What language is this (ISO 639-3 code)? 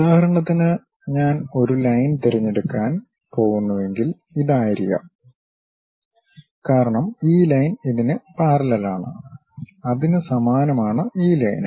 mal